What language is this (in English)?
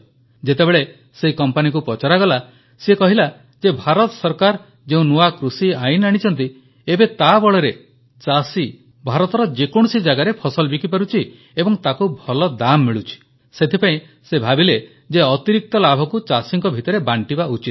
Odia